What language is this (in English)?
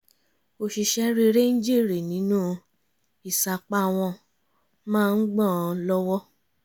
Yoruba